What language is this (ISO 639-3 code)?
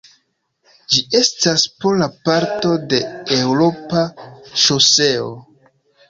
epo